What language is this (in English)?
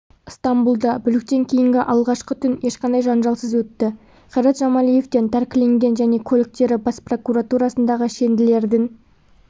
Kazakh